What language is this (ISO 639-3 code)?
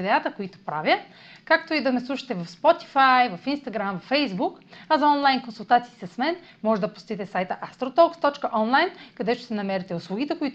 bul